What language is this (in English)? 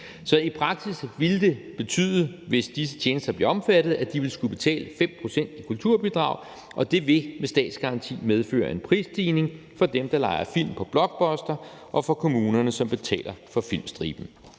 Danish